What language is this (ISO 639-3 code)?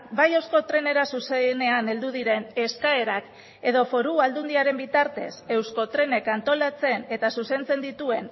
eus